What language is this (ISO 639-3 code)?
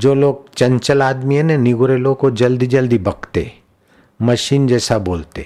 hin